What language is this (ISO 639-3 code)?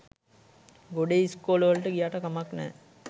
sin